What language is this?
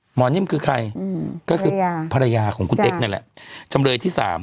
Thai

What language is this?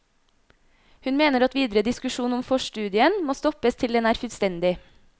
Norwegian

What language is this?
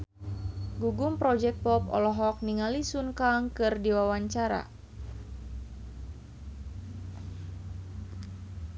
Sundanese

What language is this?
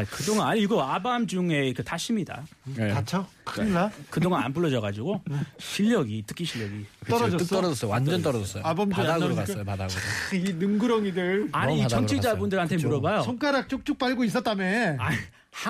Korean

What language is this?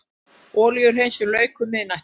Icelandic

